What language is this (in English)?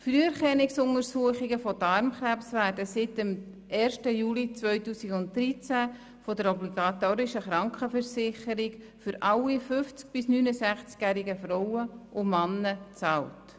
Swiss German